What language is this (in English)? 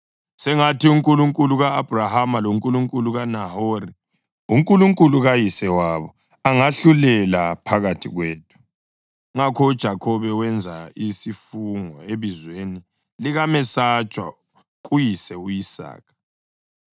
North Ndebele